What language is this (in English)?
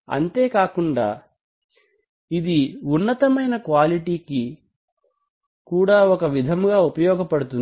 Telugu